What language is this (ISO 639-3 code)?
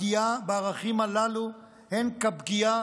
heb